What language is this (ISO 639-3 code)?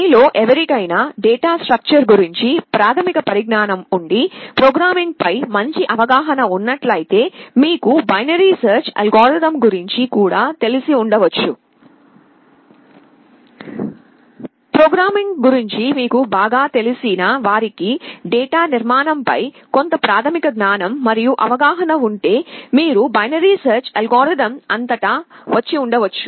tel